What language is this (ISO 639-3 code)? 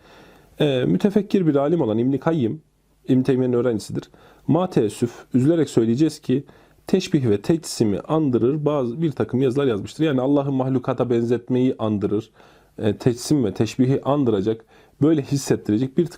tur